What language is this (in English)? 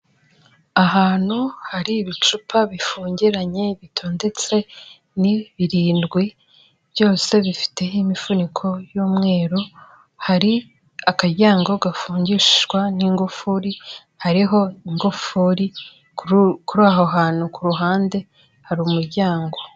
Kinyarwanda